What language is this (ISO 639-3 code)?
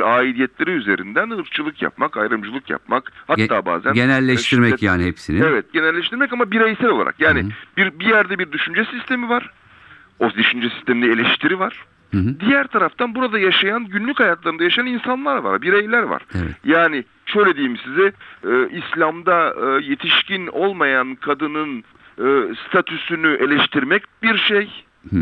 tur